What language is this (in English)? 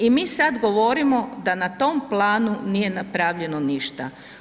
Croatian